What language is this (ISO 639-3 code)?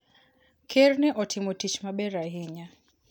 luo